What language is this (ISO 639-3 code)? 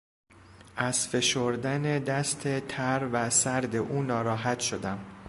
fas